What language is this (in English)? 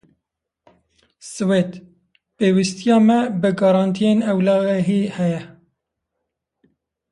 Kurdish